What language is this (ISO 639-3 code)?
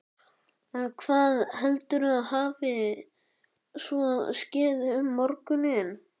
isl